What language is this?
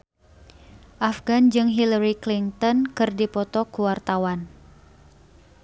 Sundanese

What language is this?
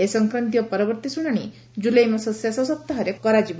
Odia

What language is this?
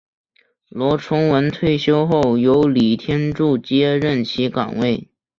Chinese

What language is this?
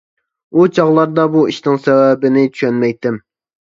Uyghur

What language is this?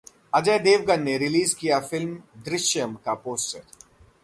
Hindi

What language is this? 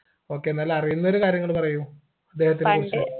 Malayalam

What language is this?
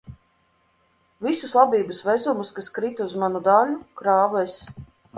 Latvian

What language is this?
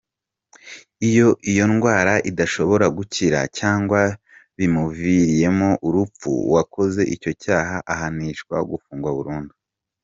Kinyarwanda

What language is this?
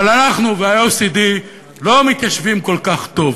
Hebrew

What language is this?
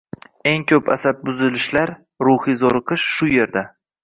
Uzbek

